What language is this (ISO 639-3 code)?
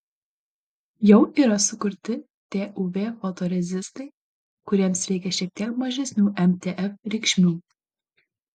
lit